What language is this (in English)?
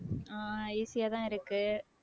Tamil